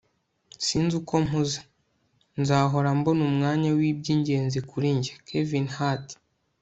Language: Kinyarwanda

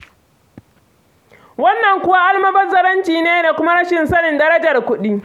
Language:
Hausa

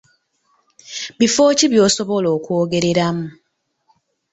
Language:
Ganda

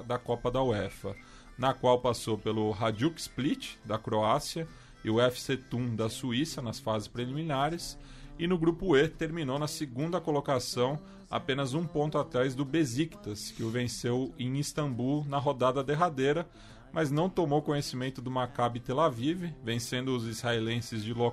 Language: Portuguese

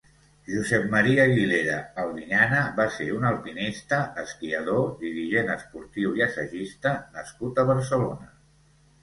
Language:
Catalan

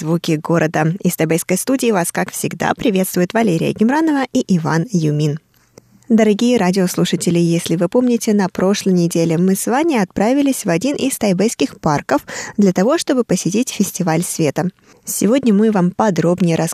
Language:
Russian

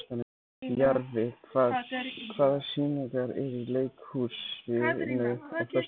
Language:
Icelandic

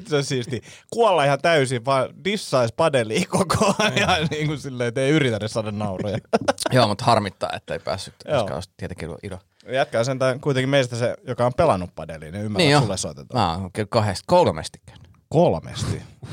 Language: Finnish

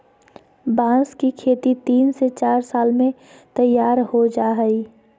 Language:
Magahi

